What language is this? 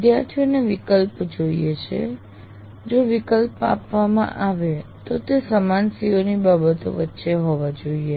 Gujarati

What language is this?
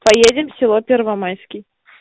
Russian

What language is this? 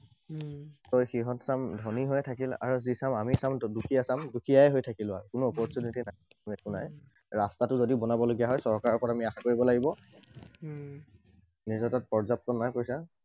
Assamese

